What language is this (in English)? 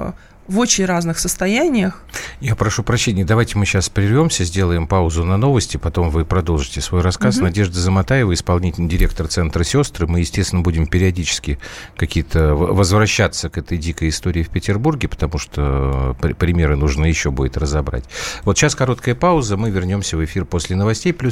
Russian